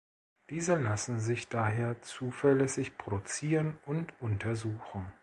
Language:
German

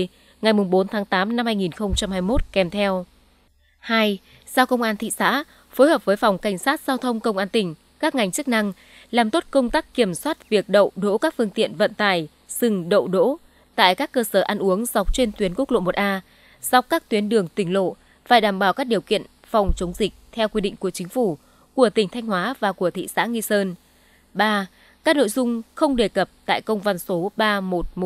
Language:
Vietnamese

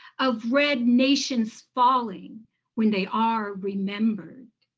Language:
English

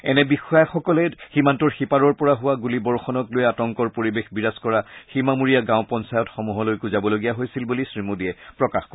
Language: Assamese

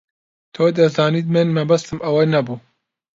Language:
Central Kurdish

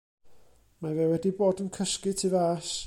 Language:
Welsh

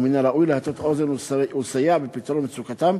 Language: Hebrew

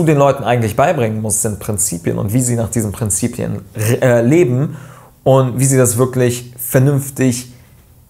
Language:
German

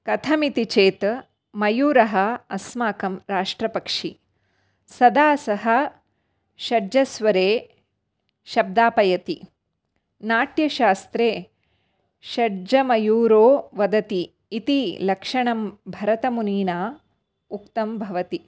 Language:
Sanskrit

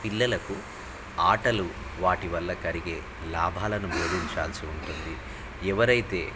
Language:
Telugu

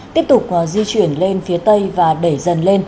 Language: Vietnamese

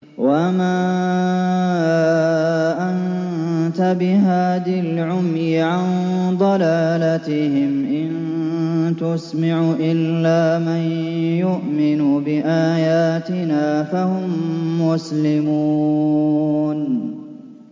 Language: Arabic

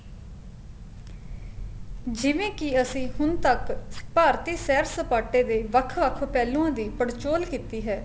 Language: Punjabi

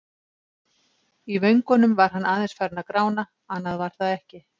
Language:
Icelandic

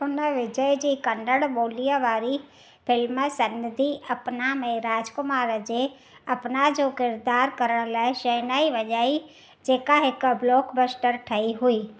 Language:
Sindhi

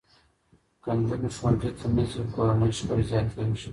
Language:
Pashto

